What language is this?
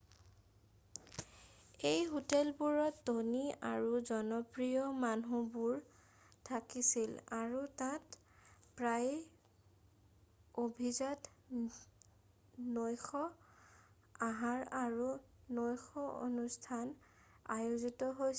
Assamese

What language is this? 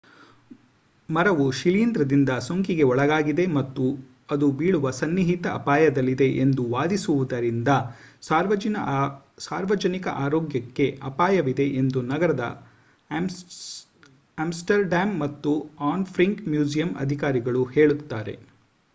Kannada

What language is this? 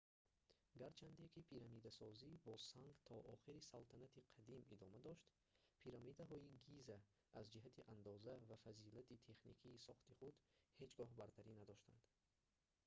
Tajik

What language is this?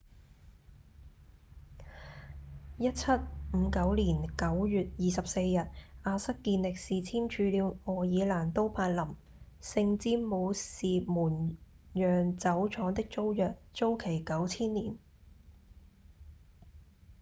Cantonese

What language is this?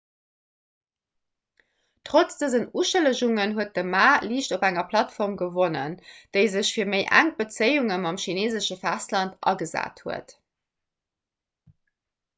Luxembourgish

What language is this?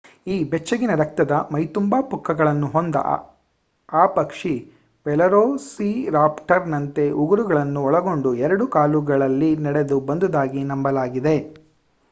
Kannada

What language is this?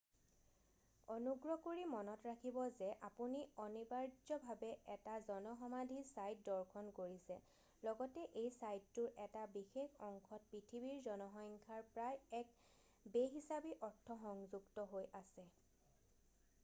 Assamese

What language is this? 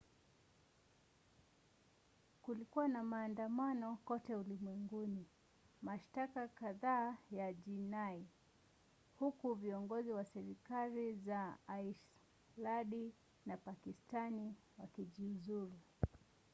Swahili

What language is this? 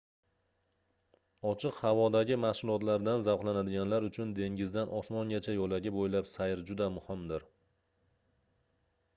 Uzbek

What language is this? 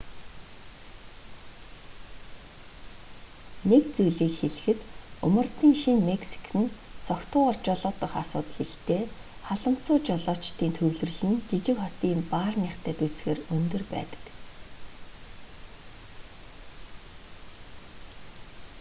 Mongolian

